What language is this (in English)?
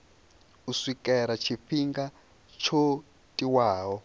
Venda